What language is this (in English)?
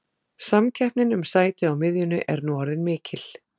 Icelandic